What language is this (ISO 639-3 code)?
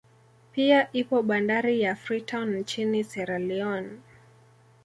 swa